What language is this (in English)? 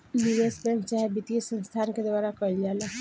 Bhojpuri